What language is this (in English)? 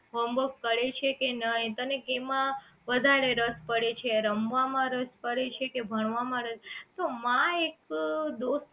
Gujarati